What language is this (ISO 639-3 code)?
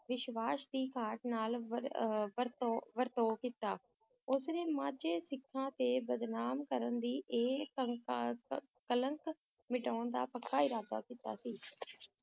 pan